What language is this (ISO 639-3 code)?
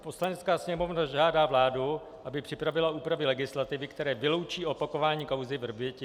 ces